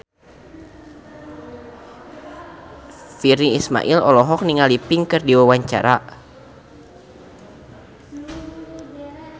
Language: Sundanese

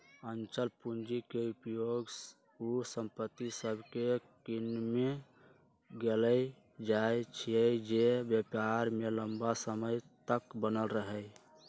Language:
Magahi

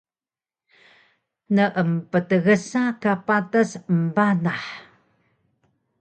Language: Taroko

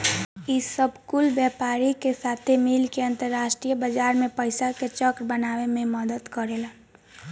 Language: Bhojpuri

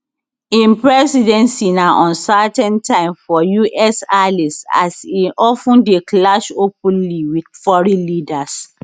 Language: Nigerian Pidgin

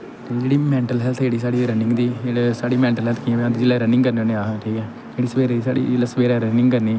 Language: Dogri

